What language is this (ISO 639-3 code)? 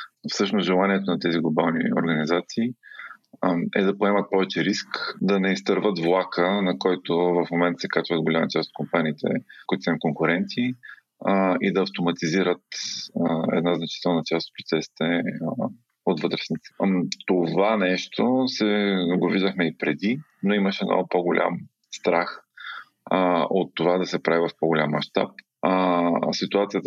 bul